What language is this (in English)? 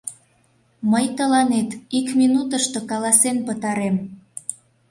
Mari